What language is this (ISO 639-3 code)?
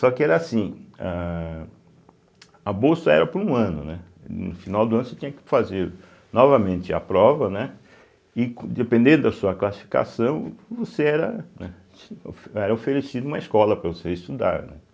por